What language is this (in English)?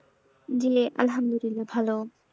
Bangla